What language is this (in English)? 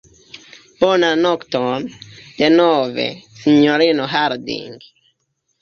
Esperanto